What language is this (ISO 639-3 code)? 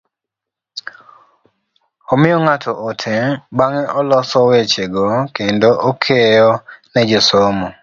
luo